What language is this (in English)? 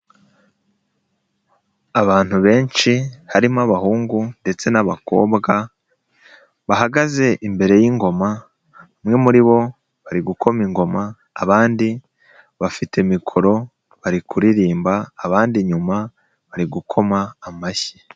Kinyarwanda